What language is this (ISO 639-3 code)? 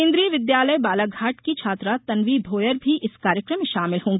hin